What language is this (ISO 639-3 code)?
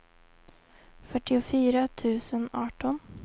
swe